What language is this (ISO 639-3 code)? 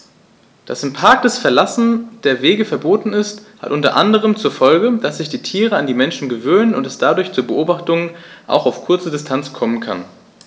deu